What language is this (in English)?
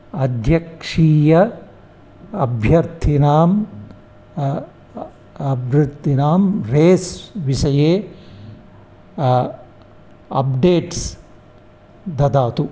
Sanskrit